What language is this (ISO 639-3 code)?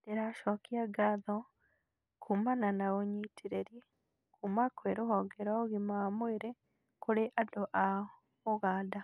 kik